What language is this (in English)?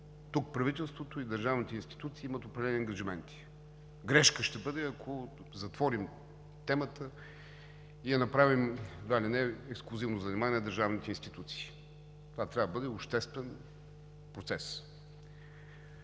Bulgarian